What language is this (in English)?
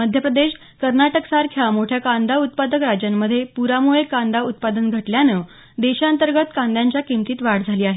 Marathi